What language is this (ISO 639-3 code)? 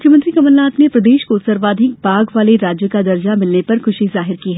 hin